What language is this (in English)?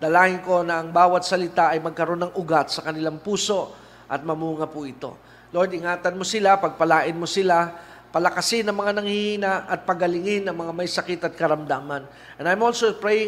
Filipino